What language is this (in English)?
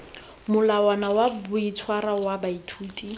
Tswana